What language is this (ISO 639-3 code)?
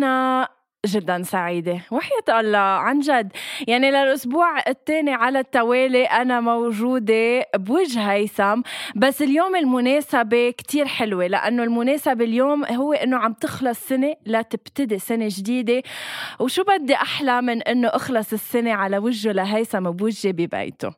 ara